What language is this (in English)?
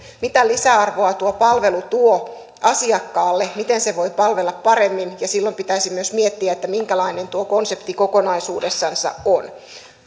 Finnish